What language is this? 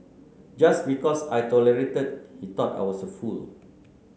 English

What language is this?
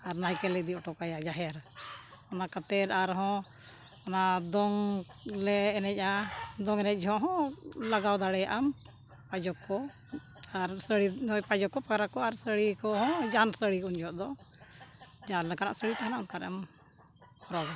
Santali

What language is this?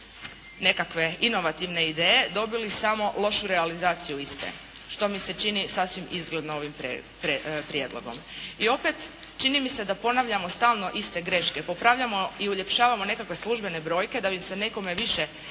Croatian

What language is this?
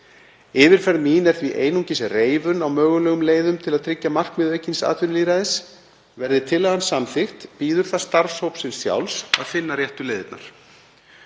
Icelandic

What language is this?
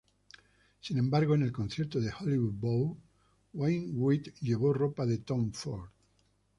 Spanish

